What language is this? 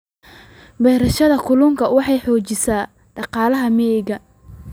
Somali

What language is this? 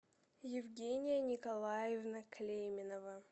Russian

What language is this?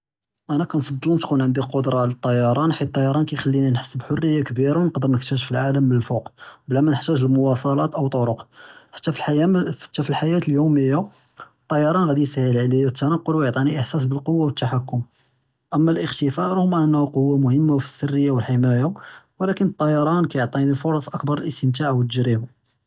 Judeo-Arabic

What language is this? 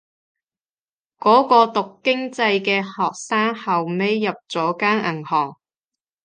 Cantonese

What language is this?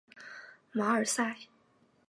Chinese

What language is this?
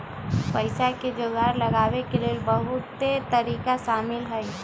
Magahi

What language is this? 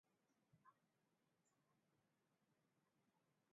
Swahili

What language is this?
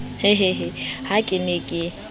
Southern Sotho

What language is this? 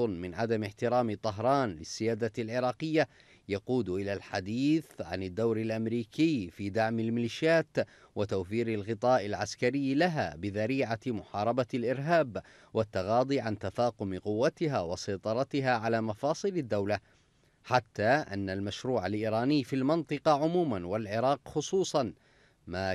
Arabic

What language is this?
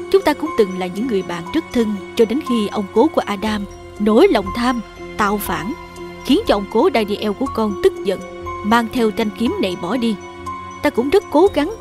Vietnamese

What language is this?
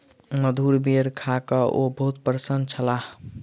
Maithili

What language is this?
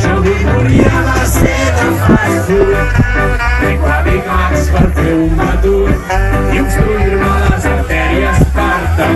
Thai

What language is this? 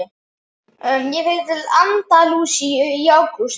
Icelandic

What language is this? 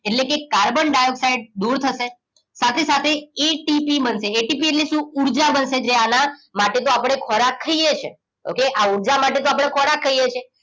Gujarati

